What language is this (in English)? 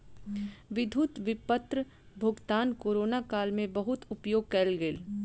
Maithili